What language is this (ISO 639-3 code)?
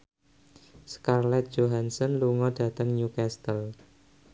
jav